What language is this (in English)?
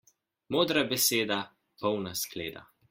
Slovenian